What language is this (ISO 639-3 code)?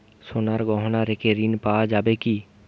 ben